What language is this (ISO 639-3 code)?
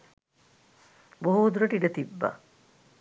sin